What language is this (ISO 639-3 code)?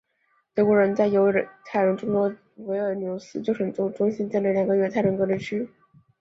zho